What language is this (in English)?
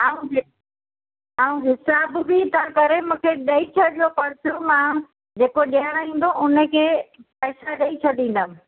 Sindhi